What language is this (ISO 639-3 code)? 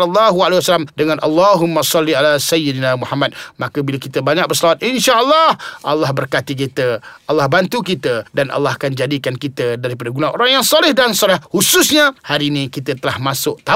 msa